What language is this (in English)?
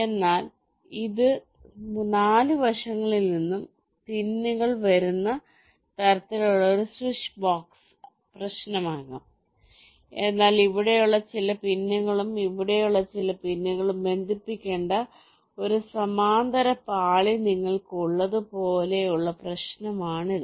Malayalam